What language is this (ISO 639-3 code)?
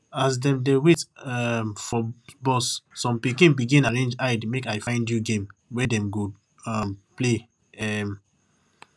pcm